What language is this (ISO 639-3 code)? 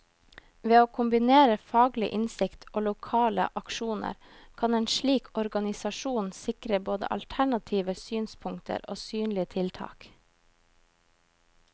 nor